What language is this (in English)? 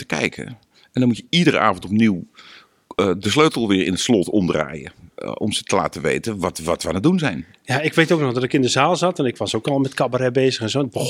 Dutch